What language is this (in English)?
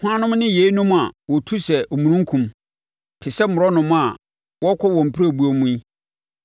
Akan